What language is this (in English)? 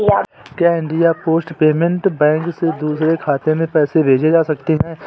Hindi